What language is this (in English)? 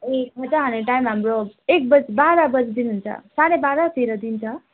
Nepali